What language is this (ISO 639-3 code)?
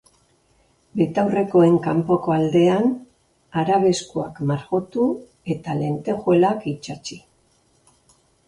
eus